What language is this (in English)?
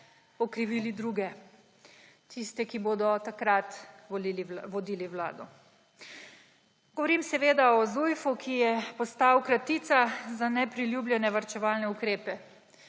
Slovenian